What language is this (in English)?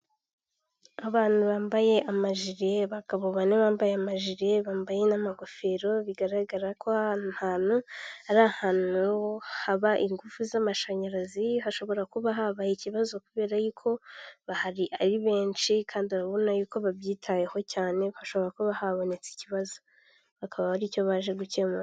Kinyarwanda